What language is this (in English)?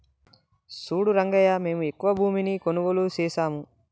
Telugu